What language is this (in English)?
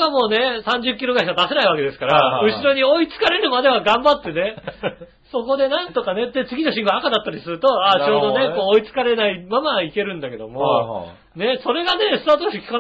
Japanese